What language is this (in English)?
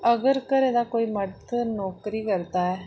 Dogri